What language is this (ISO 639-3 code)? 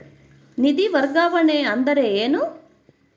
kan